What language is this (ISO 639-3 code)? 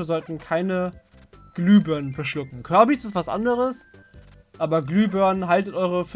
deu